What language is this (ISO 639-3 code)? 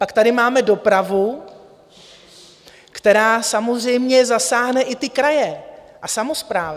ces